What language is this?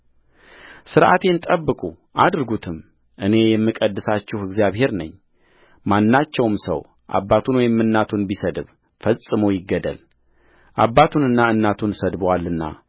Amharic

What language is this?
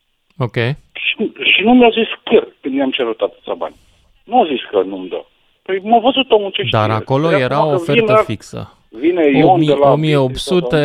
Romanian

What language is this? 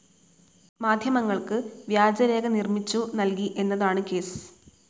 Malayalam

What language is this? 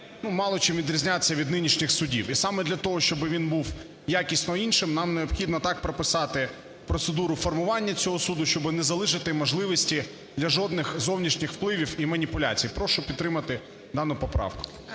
Ukrainian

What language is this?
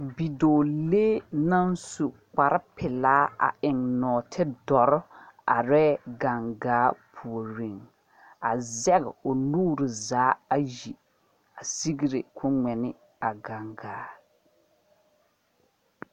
Southern Dagaare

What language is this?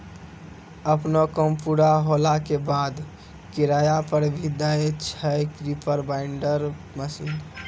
Maithili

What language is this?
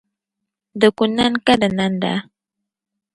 Dagbani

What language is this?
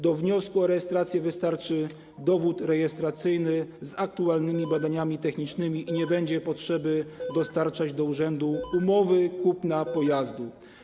Polish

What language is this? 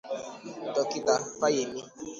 Igbo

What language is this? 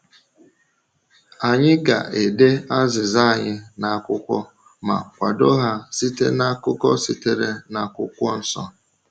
Igbo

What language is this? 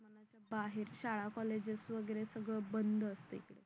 Marathi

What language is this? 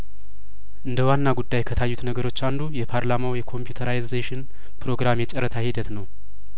Amharic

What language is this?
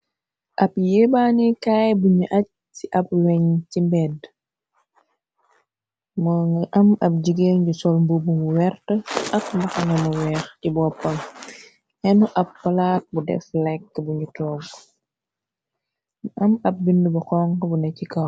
Wolof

